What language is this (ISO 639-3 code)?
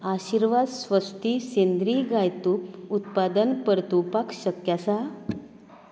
kok